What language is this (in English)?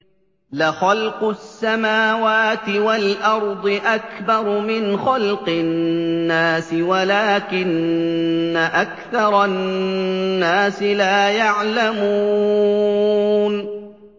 Arabic